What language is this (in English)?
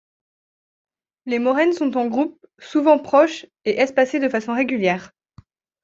French